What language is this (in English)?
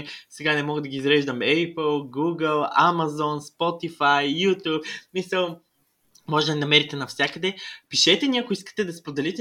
Bulgarian